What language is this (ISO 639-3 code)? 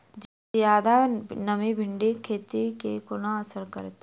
mai